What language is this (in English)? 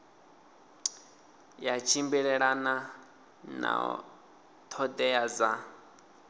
Venda